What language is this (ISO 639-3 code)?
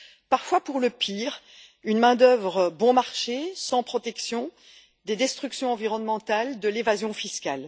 fra